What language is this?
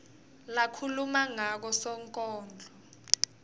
Swati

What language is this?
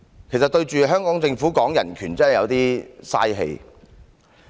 Cantonese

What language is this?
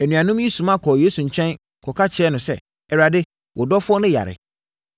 Akan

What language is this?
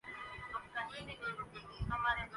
Urdu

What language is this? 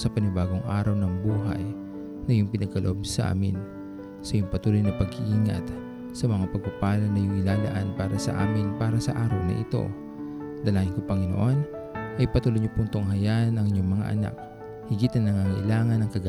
Filipino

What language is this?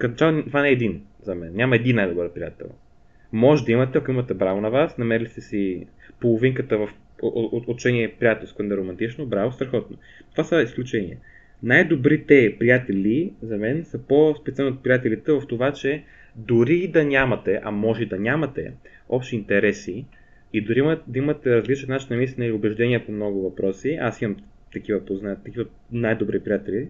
Bulgarian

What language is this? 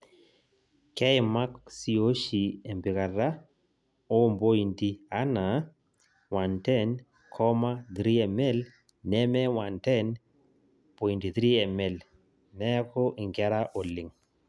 Masai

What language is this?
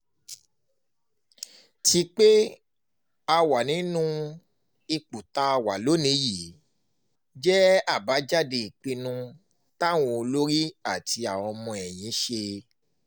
Yoruba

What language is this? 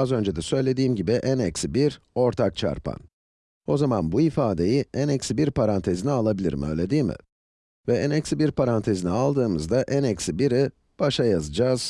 Turkish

